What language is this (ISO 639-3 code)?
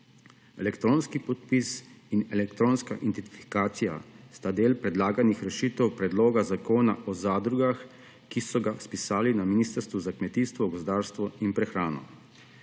slv